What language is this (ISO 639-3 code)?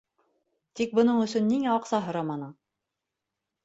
bak